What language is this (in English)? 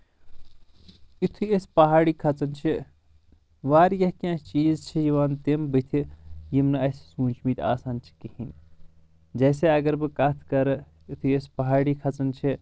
Kashmiri